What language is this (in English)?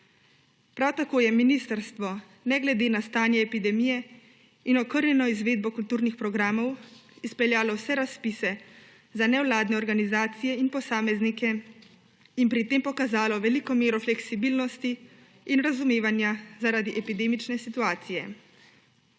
Slovenian